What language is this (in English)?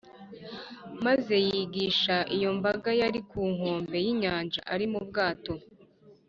Kinyarwanda